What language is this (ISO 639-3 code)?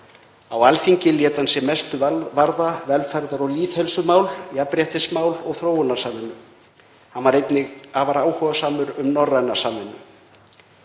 isl